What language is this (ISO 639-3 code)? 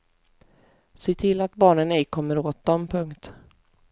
swe